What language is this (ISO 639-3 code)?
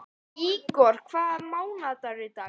isl